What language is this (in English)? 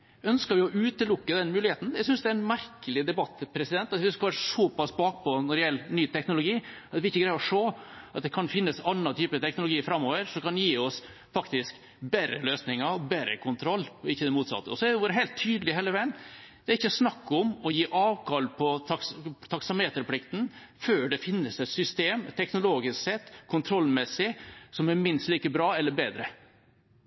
Norwegian Bokmål